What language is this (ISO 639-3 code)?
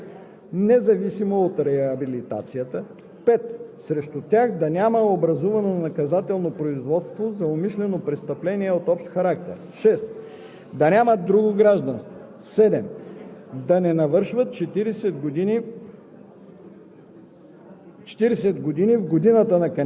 bul